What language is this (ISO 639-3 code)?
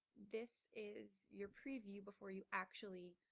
eng